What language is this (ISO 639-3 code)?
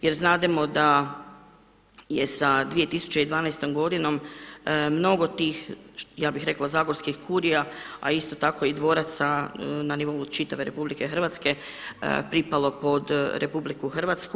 hrv